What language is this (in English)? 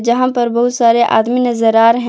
Hindi